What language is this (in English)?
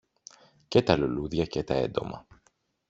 Greek